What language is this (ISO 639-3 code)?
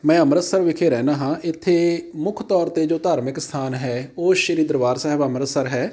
pan